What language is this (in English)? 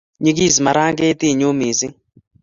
Kalenjin